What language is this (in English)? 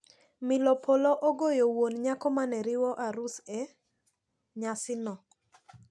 Luo (Kenya and Tanzania)